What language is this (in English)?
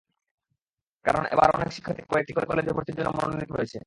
Bangla